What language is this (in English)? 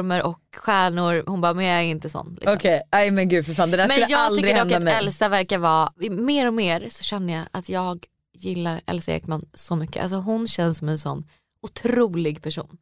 Swedish